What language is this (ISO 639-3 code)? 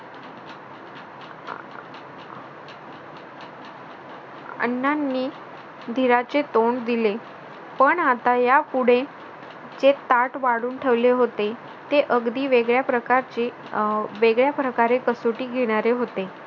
mar